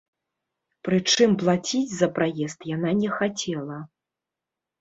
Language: Belarusian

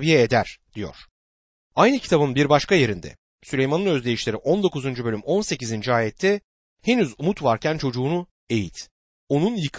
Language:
Turkish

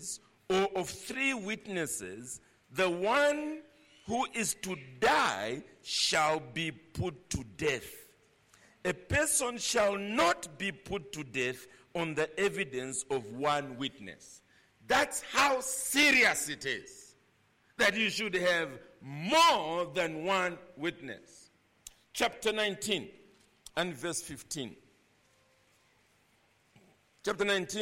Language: English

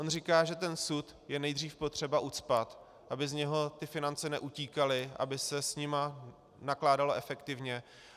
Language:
Czech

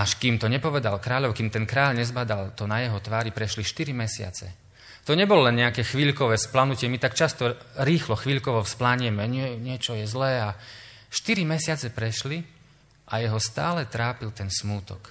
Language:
Slovak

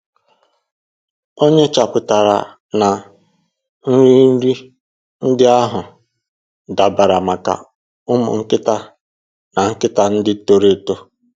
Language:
Igbo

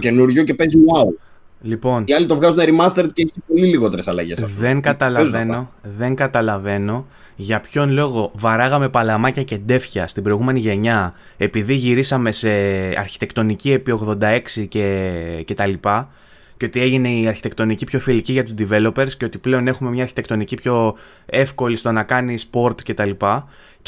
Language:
Greek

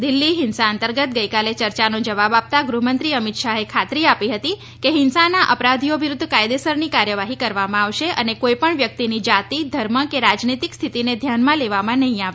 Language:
Gujarati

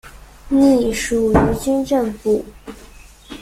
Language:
Chinese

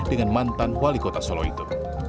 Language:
Indonesian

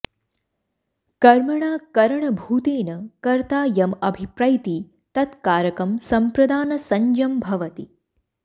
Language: Sanskrit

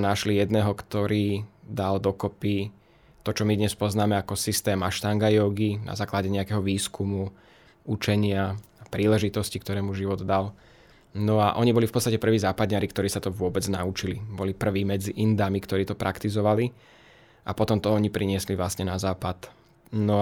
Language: Slovak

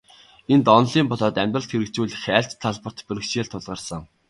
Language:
Mongolian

